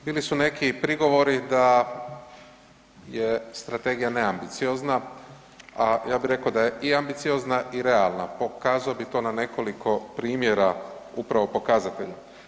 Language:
Croatian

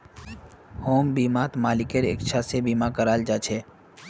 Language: Magahi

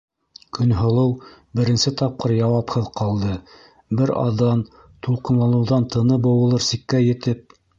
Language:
Bashkir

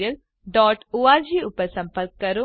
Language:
Gujarati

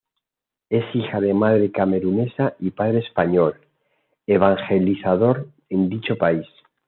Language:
Spanish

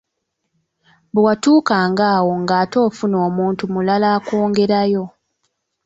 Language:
Ganda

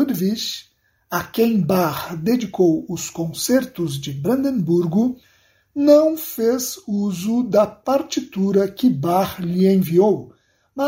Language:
Portuguese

